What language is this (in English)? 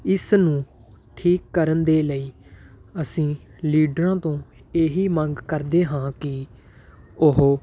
Punjabi